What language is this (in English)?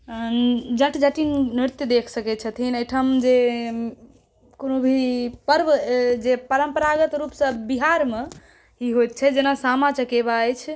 Maithili